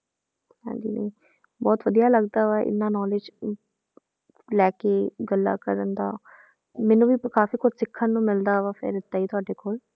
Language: Punjabi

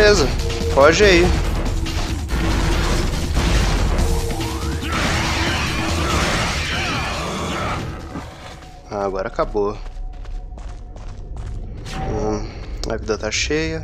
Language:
Portuguese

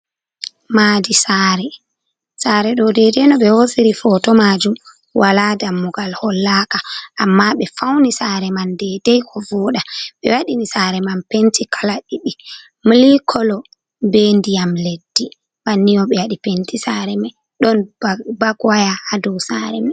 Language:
Fula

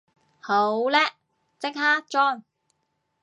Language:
Cantonese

